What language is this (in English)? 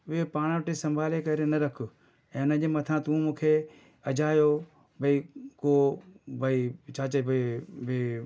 Sindhi